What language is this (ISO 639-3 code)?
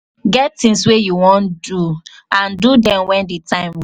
pcm